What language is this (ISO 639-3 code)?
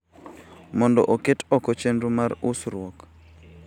luo